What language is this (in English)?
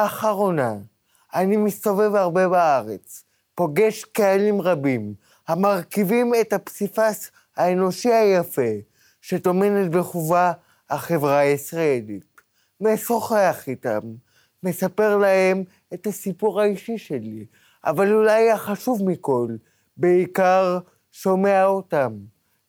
Hebrew